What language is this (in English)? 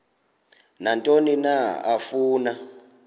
Xhosa